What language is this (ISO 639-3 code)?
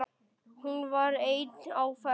isl